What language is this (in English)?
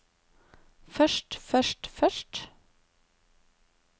Norwegian